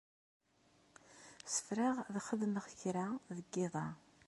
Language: Kabyle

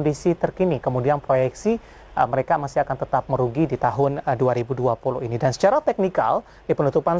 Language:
Indonesian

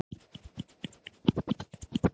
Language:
Icelandic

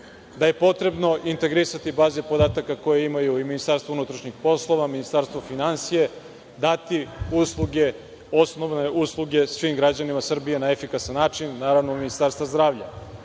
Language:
Serbian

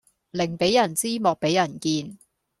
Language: Cantonese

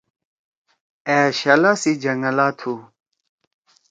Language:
Torwali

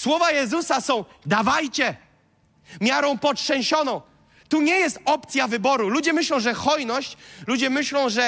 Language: Polish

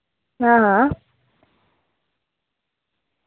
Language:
Dogri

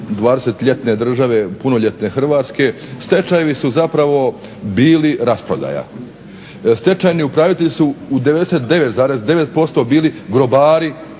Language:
Croatian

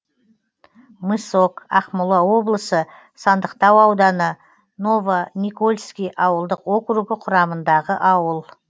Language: Kazakh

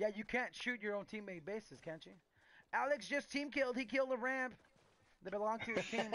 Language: English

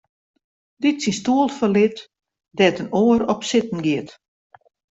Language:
Western Frisian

